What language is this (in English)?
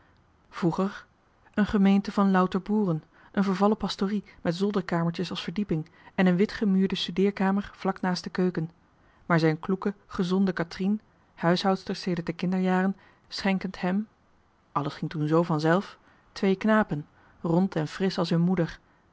Dutch